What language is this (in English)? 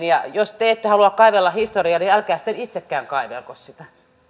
Finnish